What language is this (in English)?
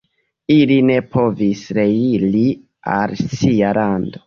Esperanto